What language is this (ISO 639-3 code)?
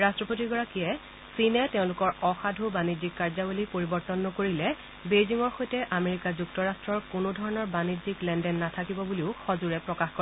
asm